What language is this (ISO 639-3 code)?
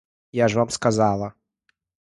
ukr